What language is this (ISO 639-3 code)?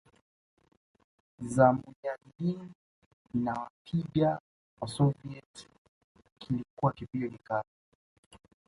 swa